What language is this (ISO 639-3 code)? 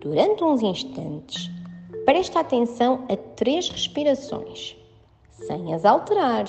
por